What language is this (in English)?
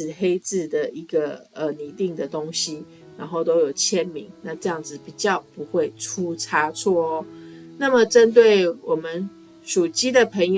Chinese